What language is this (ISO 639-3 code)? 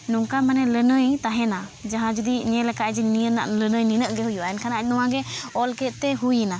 sat